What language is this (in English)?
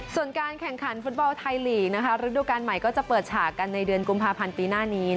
Thai